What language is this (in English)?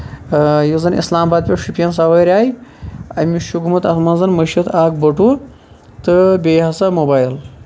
Kashmiri